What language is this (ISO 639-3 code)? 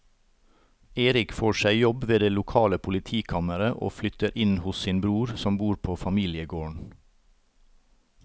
nor